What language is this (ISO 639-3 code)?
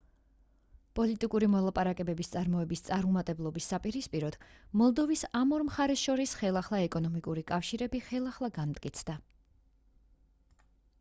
kat